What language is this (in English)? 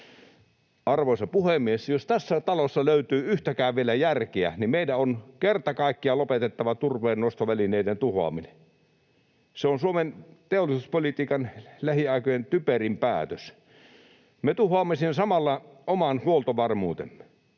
Finnish